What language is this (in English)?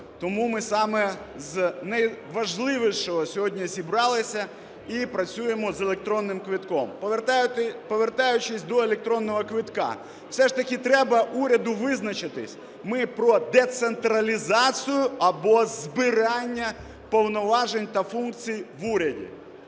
Ukrainian